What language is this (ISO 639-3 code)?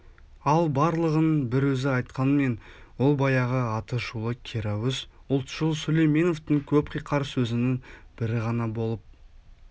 kaz